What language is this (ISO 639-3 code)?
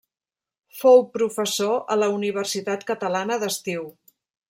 cat